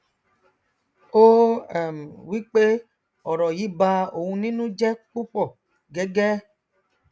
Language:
Yoruba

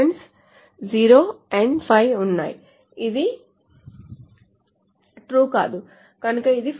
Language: Telugu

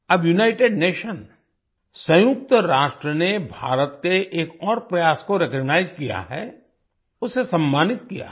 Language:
Hindi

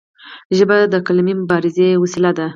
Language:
Pashto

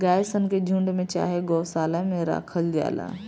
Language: Bhojpuri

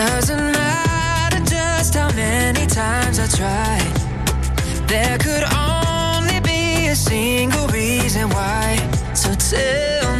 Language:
Ukrainian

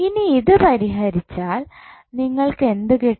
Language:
Malayalam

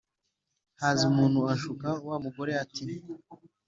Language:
Kinyarwanda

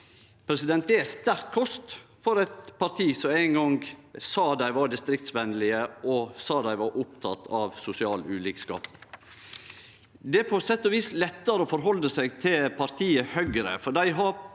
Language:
Norwegian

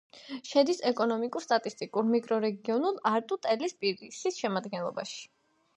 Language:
Georgian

